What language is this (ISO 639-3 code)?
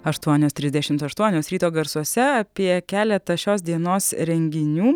lit